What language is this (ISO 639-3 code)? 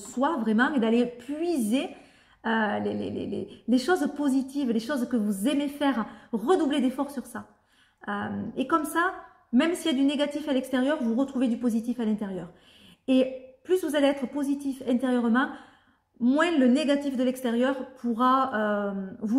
fra